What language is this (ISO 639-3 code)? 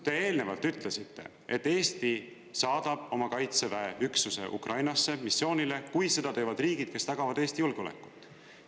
est